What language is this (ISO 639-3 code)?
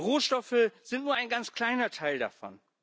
deu